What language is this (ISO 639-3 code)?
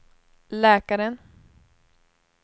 swe